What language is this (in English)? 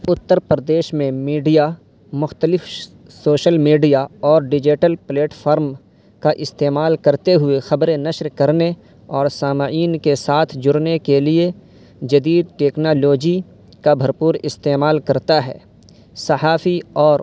Urdu